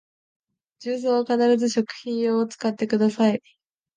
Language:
Japanese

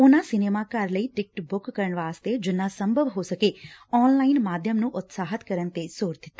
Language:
Punjabi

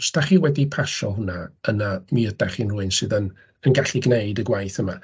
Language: Welsh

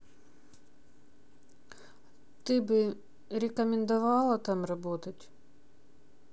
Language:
Russian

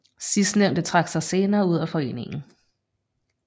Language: Danish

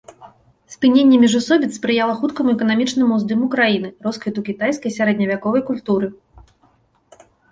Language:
Belarusian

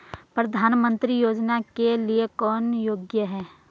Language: Hindi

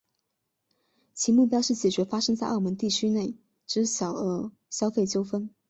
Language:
Chinese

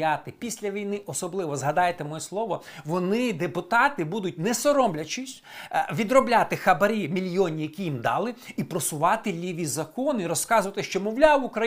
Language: Ukrainian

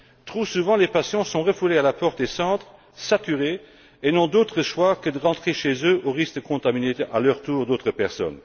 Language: French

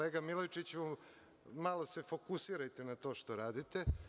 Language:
Serbian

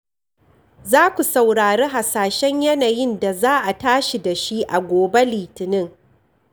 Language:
Hausa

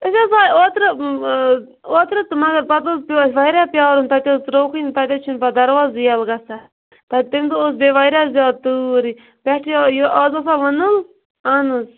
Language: Kashmiri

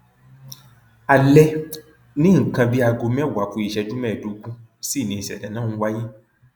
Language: Yoruba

